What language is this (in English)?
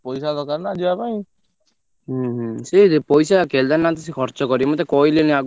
Odia